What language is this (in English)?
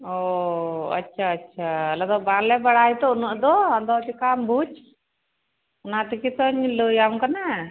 Santali